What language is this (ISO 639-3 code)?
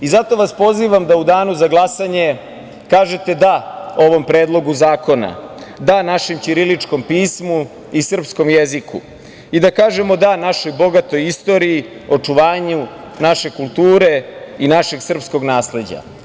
srp